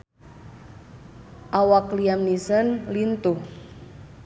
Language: Sundanese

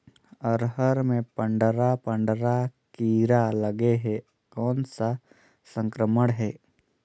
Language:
Chhattisgarhi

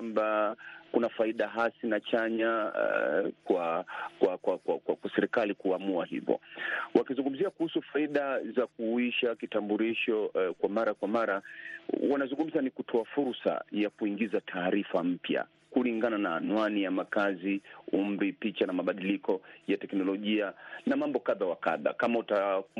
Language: Swahili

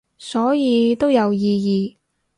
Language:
Cantonese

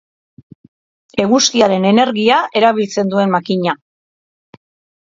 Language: Basque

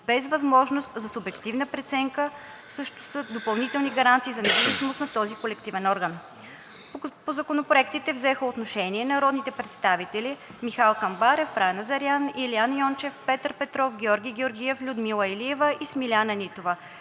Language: Bulgarian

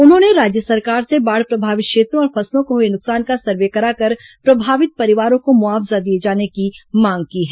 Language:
Hindi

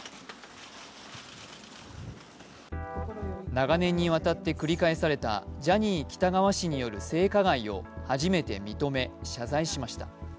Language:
Japanese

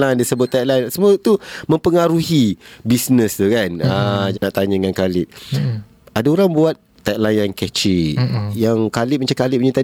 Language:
Malay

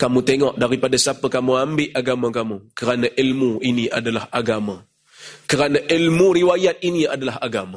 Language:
Malay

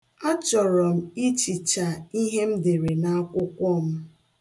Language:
Igbo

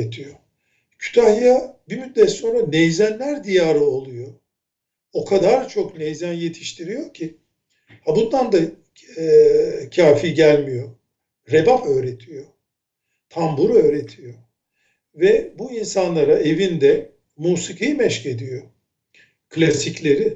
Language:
Turkish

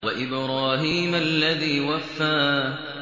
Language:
Arabic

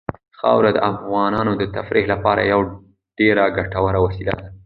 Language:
Pashto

